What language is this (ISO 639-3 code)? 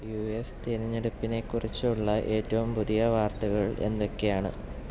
mal